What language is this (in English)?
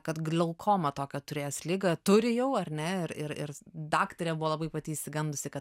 Lithuanian